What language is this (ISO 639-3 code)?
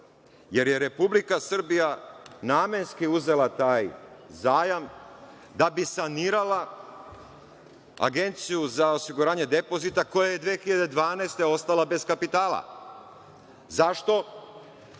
srp